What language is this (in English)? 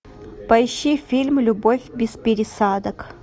Russian